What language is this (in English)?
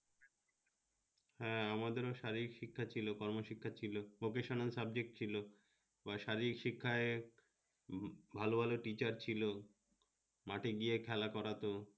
Bangla